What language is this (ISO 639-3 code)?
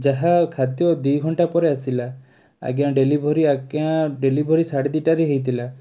ori